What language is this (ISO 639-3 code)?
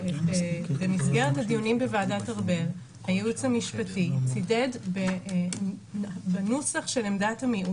heb